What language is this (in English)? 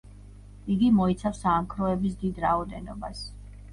Georgian